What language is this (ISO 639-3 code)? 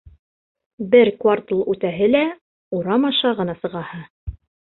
bak